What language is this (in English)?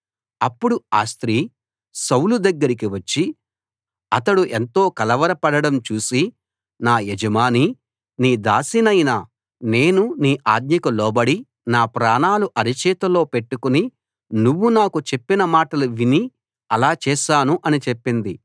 Telugu